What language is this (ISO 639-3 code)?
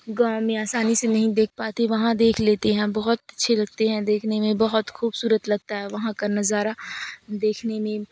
urd